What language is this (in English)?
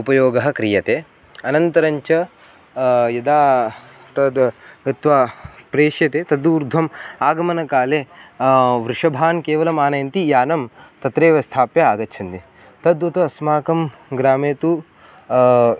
Sanskrit